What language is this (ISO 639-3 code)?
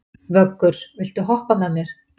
isl